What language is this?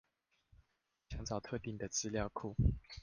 Chinese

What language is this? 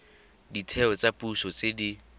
Tswana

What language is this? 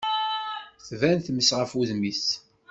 Kabyle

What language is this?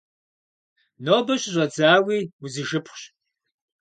Kabardian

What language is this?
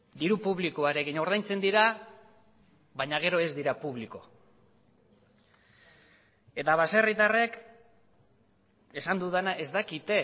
Basque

